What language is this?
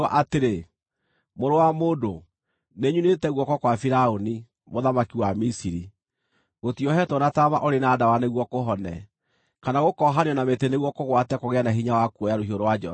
Kikuyu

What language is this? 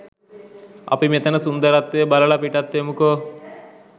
Sinhala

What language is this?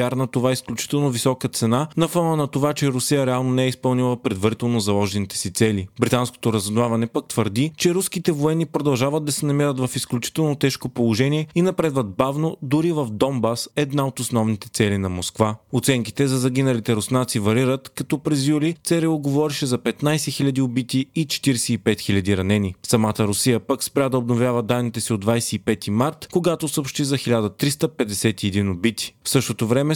Bulgarian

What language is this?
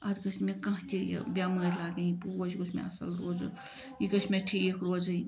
Kashmiri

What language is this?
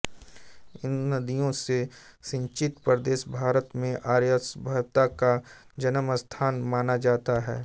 Hindi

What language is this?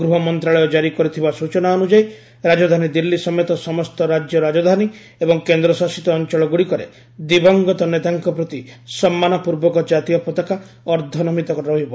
Odia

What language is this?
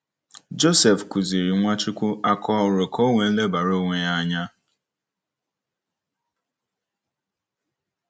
Igbo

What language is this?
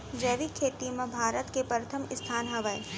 Chhattisgarhi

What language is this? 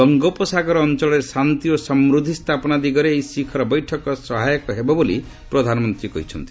Odia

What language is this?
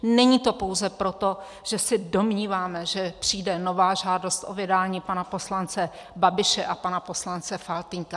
Czech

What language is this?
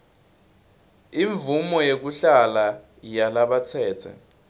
Swati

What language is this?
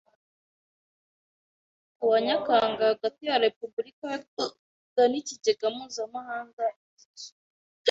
Kinyarwanda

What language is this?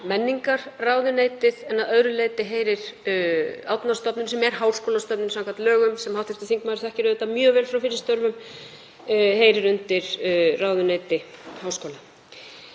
Icelandic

